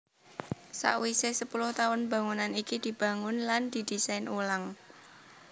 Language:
Javanese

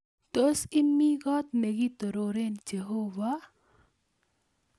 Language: Kalenjin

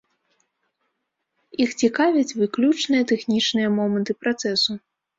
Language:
Belarusian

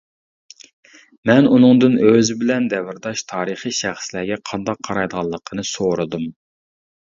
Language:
Uyghur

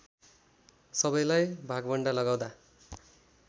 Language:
Nepali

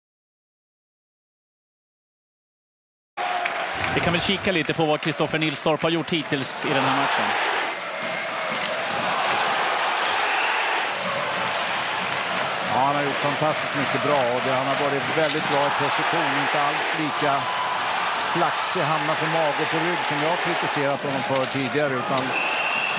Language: Swedish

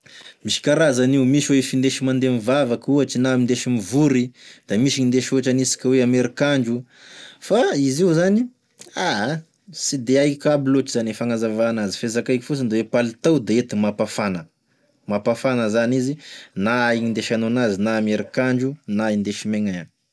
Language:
Tesaka Malagasy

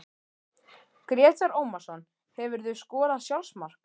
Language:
Icelandic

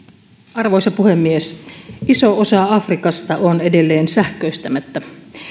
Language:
Finnish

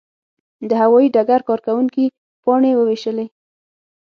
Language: Pashto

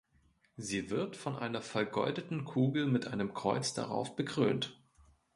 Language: German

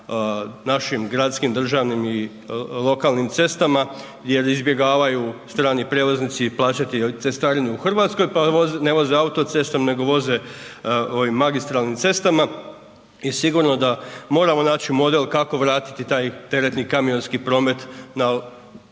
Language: Croatian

